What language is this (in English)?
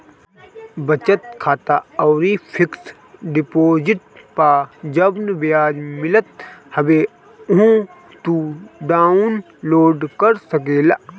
Bhojpuri